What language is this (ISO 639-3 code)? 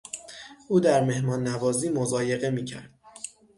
fas